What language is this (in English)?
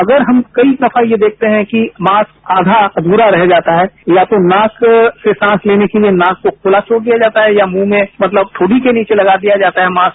Hindi